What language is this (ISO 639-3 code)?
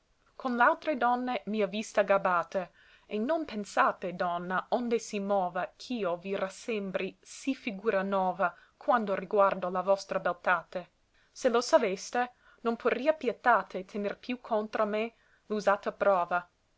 ita